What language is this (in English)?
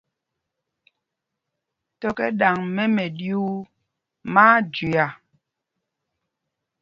Mpumpong